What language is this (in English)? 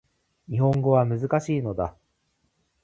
Japanese